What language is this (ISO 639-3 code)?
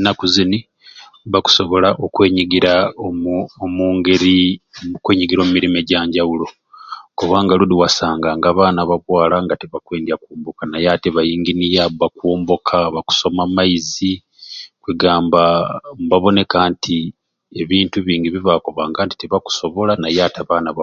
ruc